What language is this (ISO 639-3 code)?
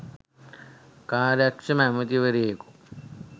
sin